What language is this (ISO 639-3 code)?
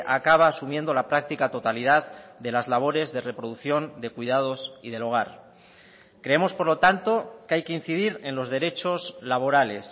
spa